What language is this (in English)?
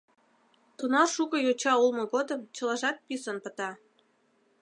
Mari